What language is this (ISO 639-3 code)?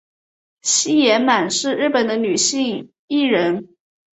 zho